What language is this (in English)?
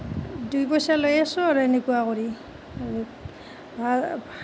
Assamese